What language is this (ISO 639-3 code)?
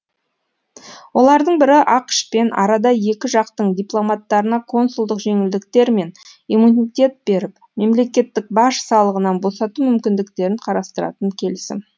kaz